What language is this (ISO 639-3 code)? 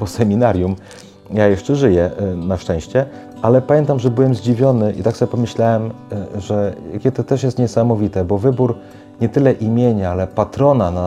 pol